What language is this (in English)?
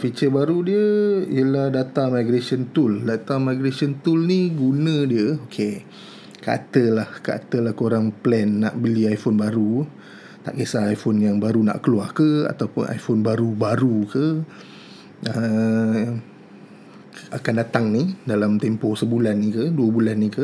Malay